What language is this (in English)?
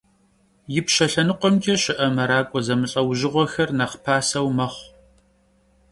Kabardian